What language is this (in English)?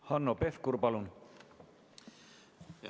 Estonian